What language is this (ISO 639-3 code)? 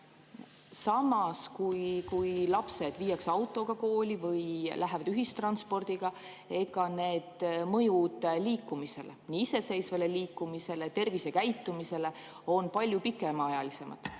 est